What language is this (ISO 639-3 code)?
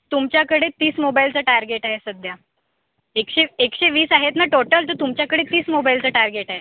mar